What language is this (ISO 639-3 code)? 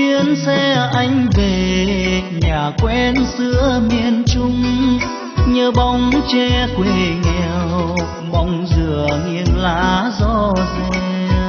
vie